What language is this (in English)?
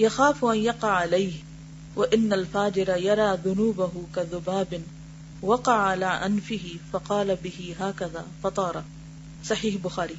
Urdu